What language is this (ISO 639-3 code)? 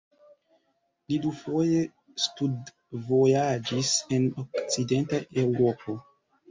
epo